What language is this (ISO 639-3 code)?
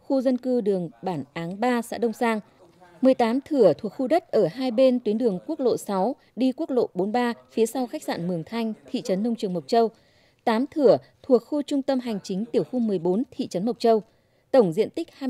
vie